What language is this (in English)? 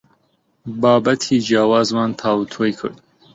Central Kurdish